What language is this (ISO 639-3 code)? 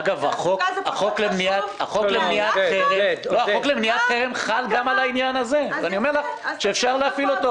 heb